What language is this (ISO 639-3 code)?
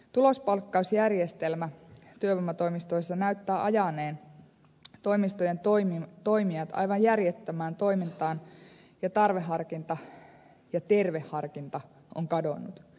fin